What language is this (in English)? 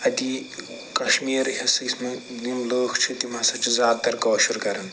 Kashmiri